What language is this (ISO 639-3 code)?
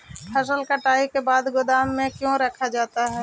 mag